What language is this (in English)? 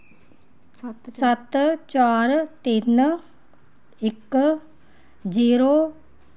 Dogri